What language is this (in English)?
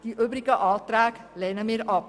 Swiss German